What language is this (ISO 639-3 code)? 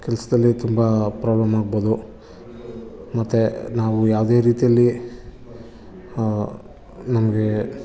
kan